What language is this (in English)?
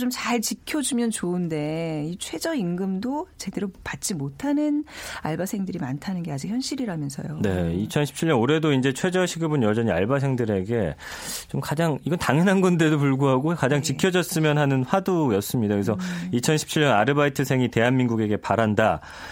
Korean